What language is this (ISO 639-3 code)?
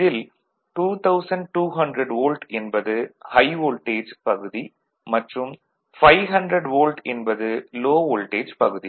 tam